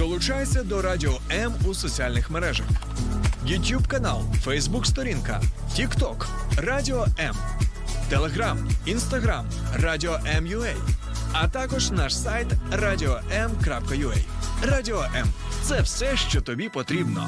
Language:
Ukrainian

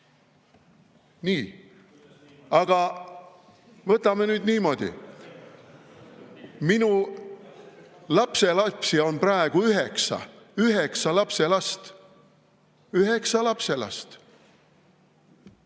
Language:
Estonian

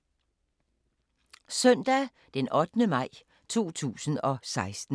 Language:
Danish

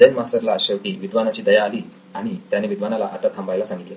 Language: Marathi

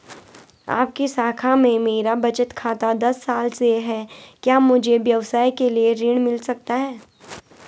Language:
Hindi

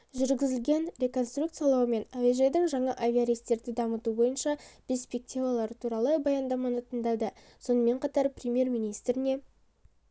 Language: Kazakh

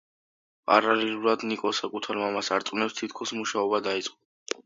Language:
Georgian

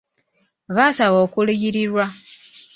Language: Ganda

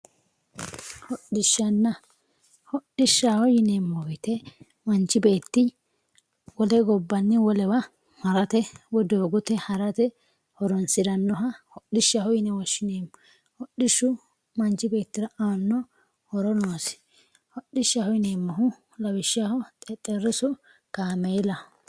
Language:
Sidamo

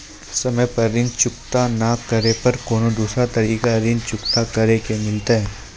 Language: Maithili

